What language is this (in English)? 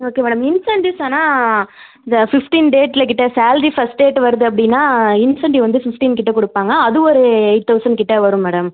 Tamil